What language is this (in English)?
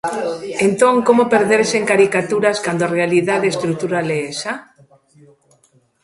Galician